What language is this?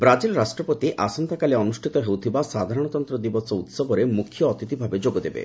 Odia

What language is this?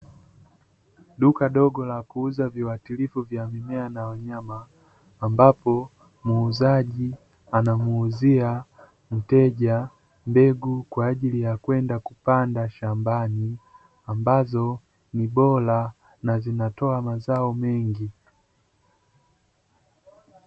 Swahili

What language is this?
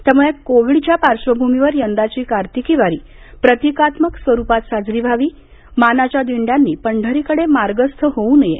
Marathi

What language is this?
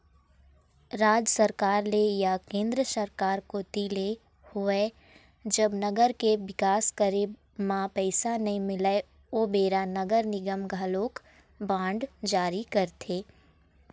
Chhattisgarhi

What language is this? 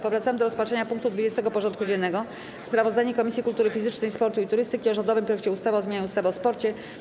Polish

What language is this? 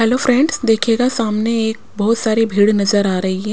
Hindi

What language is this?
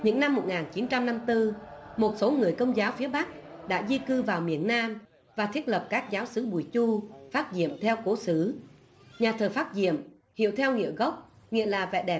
Vietnamese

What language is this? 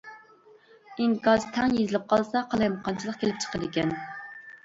Uyghur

